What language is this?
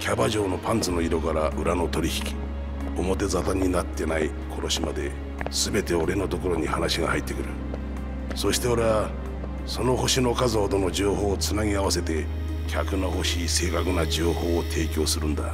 Japanese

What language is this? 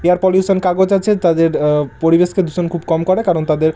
Bangla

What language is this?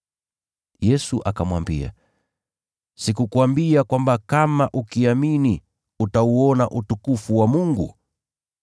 Swahili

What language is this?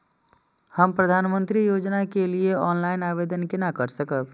Maithili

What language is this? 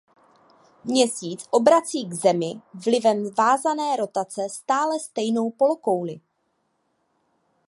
Czech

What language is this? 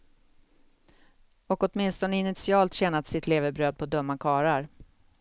Swedish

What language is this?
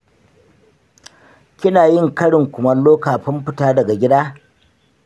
Hausa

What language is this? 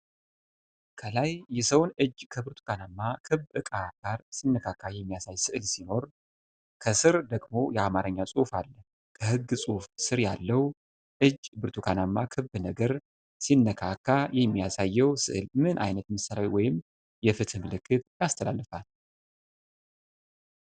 Amharic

